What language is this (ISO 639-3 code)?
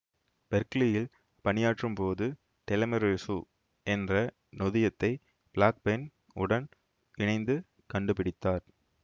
tam